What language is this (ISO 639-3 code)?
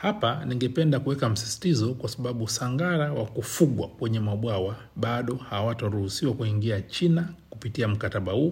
swa